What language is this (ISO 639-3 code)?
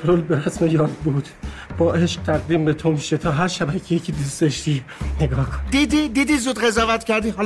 fas